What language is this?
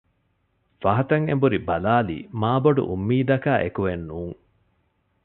Divehi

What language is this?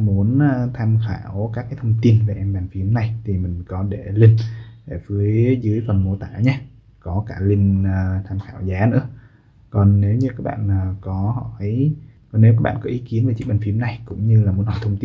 Vietnamese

